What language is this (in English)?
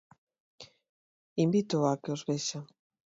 Galician